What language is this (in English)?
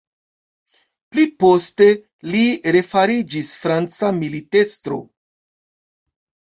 Esperanto